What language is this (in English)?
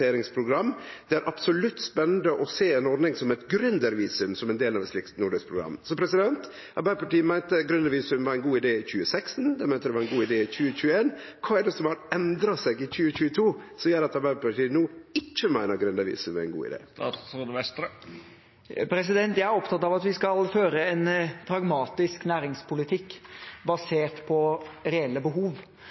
Norwegian